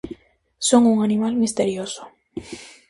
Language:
Galician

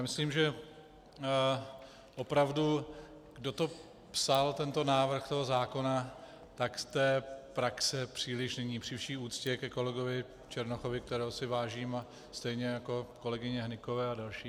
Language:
Czech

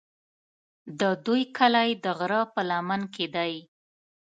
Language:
Pashto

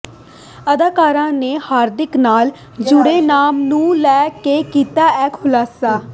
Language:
Punjabi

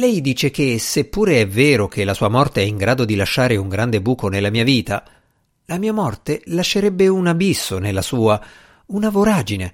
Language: Italian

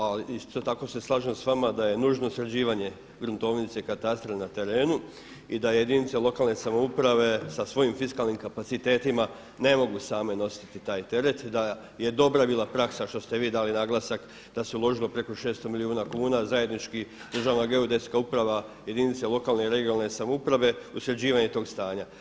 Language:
Croatian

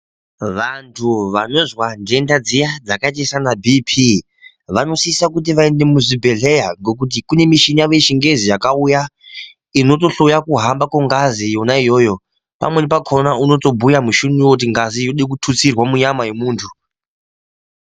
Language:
Ndau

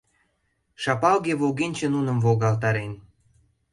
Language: Mari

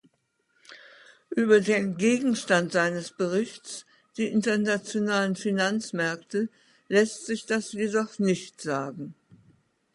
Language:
German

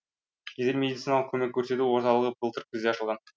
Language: Kazakh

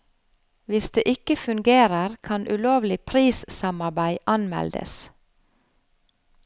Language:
Norwegian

